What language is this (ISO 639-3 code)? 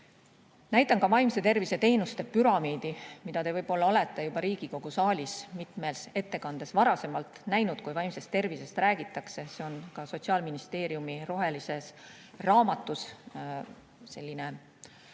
est